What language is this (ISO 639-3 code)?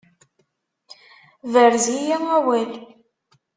kab